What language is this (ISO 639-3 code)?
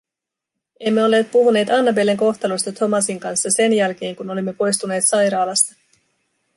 fin